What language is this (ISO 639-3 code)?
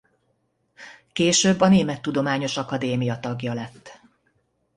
hun